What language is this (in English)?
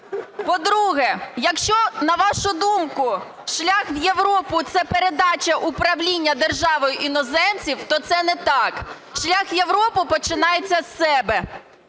Ukrainian